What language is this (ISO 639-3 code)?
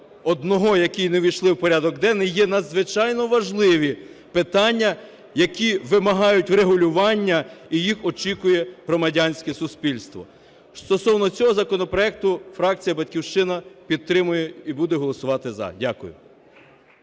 ukr